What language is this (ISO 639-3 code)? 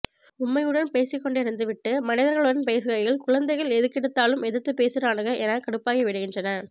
tam